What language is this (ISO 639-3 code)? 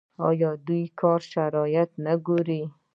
pus